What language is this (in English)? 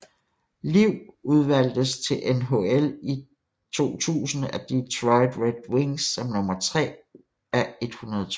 Danish